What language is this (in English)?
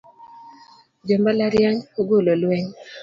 Luo (Kenya and Tanzania)